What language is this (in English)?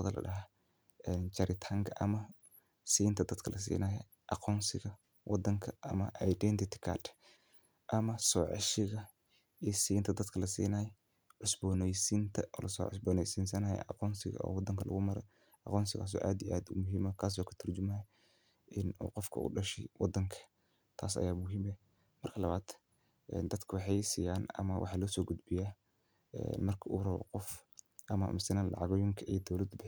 Somali